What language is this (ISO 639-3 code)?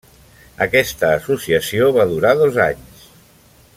cat